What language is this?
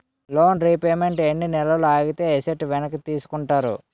Telugu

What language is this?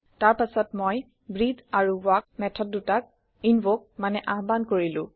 Assamese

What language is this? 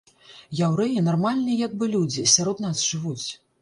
Belarusian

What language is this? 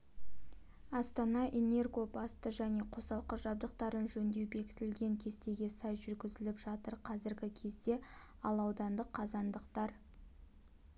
Kazakh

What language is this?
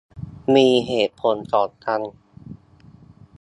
Thai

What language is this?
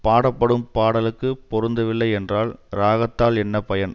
Tamil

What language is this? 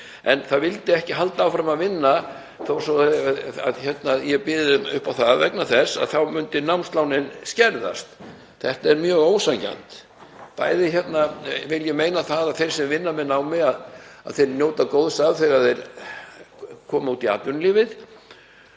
Icelandic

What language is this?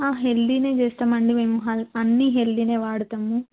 Telugu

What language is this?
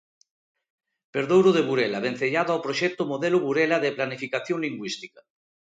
Galician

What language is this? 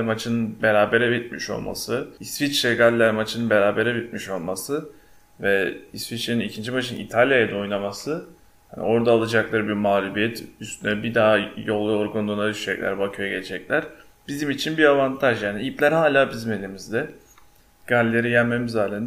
Turkish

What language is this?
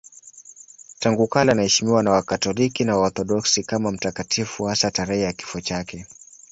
Swahili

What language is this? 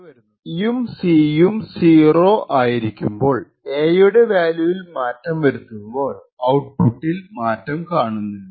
Malayalam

